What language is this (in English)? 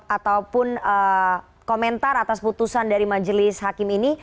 Indonesian